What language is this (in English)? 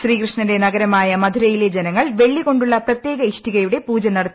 Malayalam